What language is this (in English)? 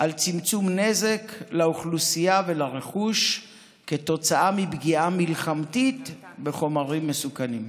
Hebrew